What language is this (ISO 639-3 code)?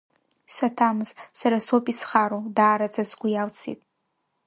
abk